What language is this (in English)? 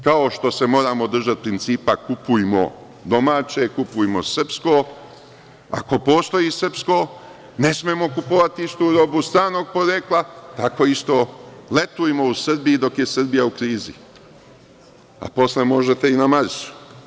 Serbian